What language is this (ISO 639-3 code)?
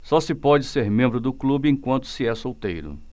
por